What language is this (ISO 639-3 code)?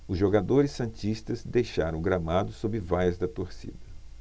por